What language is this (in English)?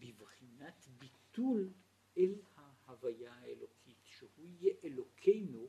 Hebrew